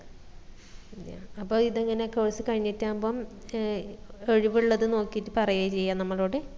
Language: Malayalam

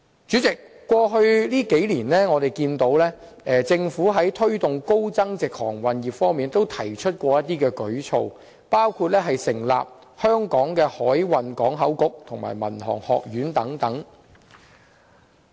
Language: Cantonese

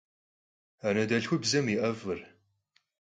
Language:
Kabardian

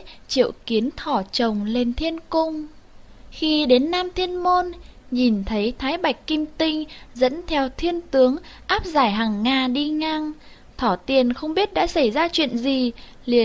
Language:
Vietnamese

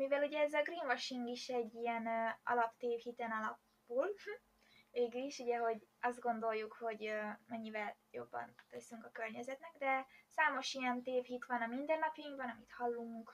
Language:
Hungarian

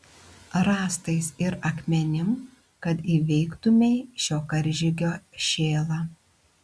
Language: Lithuanian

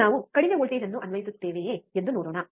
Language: Kannada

